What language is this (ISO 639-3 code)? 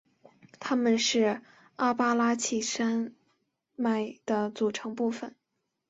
zho